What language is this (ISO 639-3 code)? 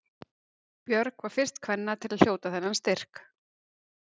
isl